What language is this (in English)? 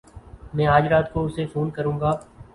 Urdu